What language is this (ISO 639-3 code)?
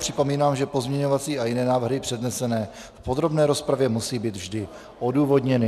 ces